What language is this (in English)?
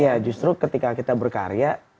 Indonesian